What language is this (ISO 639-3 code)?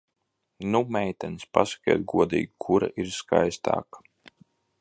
lav